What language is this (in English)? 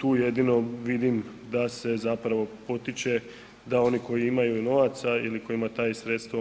Croatian